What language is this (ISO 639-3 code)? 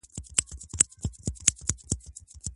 pus